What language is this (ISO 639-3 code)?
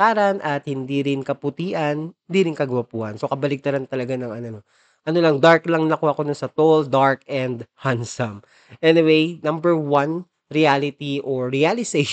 fil